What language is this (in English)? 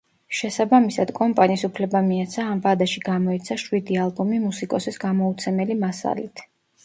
Georgian